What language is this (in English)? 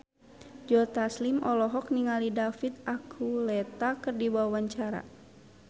Sundanese